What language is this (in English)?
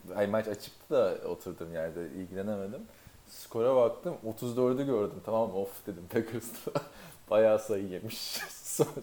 Turkish